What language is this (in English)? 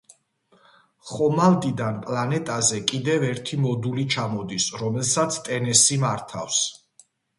Georgian